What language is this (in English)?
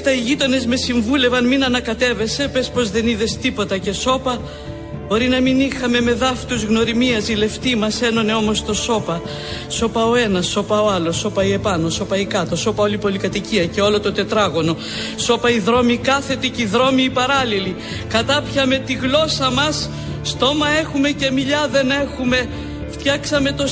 Greek